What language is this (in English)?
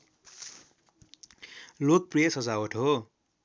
Nepali